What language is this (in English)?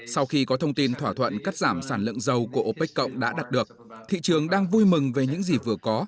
Vietnamese